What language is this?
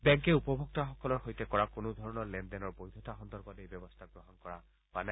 Assamese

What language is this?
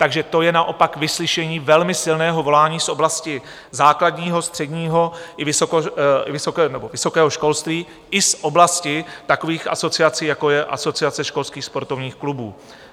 Czech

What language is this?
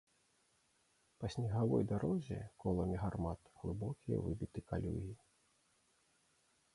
Belarusian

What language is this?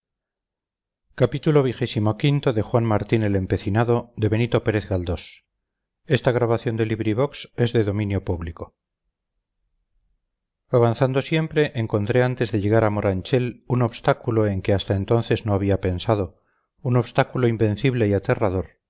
Spanish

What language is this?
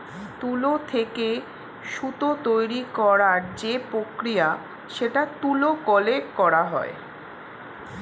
Bangla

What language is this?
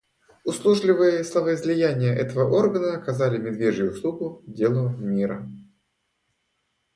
Russian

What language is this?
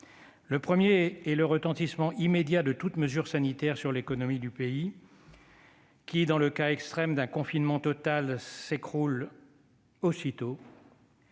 French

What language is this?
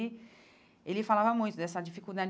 Portuguese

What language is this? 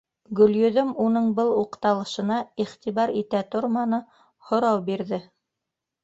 Bashkir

